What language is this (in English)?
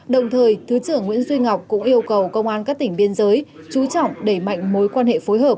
Vietnamese